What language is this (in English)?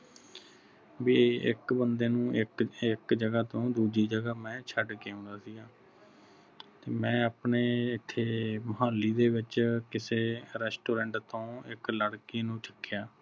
Punjabi